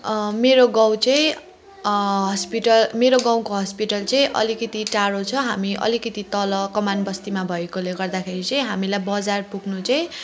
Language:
Nepali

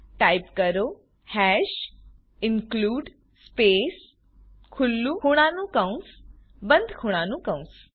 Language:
Gujarati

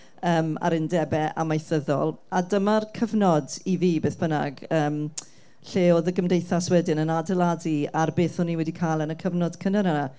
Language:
Welsh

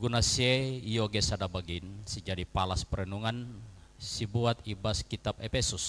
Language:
Indonesian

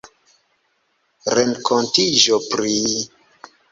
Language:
Esperanto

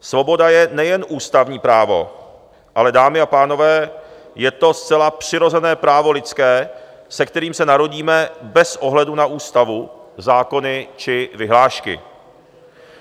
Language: Czech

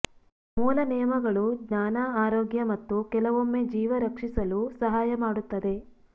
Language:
Kannada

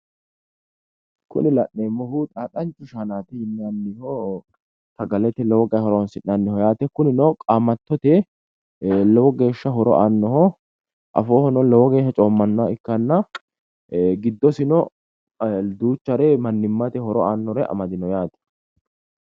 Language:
Sidamo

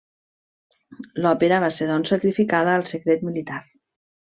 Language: Catalan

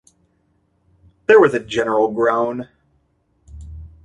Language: English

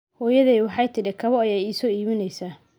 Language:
Somali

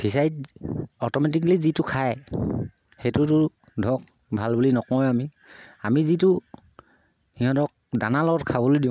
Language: Assamese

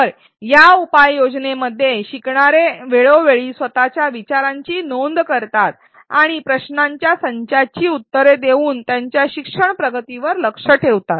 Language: Marathi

